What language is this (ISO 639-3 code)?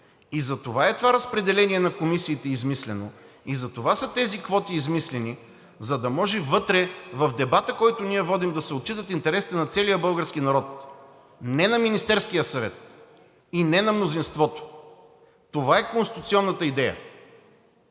bul